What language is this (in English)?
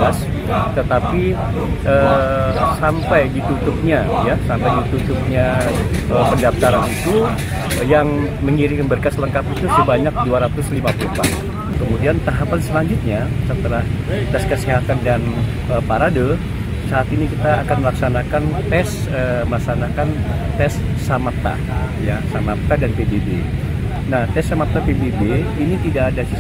Indonesian